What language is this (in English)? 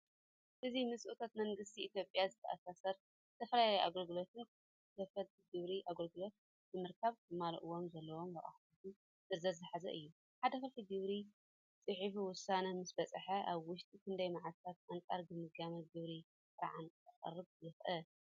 Tigrinya